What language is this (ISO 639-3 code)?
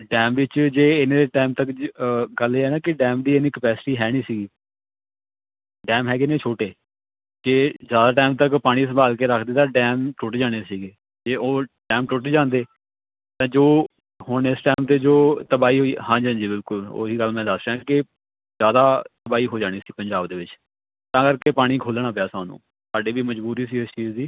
pan